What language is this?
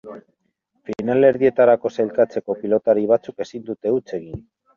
Basque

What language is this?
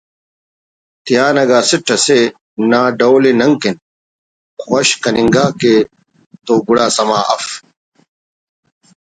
Brahui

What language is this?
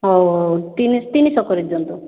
Odia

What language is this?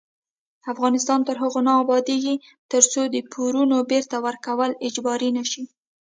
Pashto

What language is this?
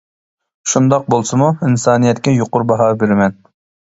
Uyghur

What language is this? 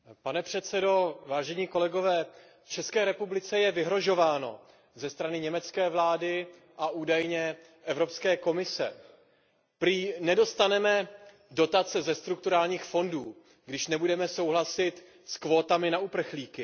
Czech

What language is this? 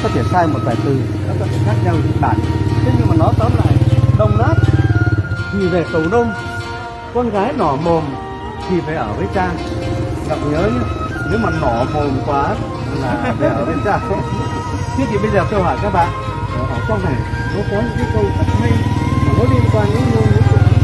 Vietnamese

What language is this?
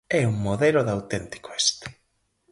Galician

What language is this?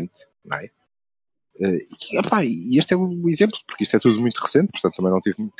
Portuguese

